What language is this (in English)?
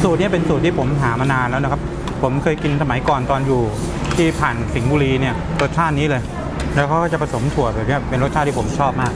Thai